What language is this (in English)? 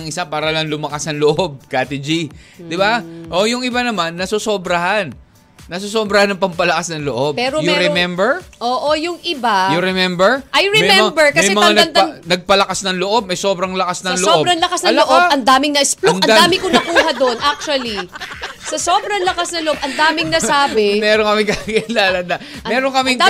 Filipino